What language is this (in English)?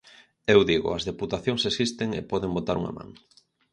Galician